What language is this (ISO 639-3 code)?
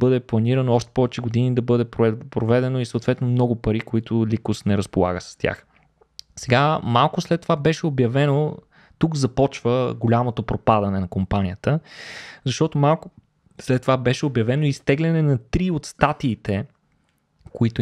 bul